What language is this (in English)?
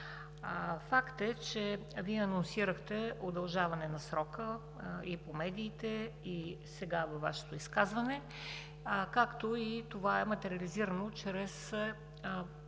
Bulgarian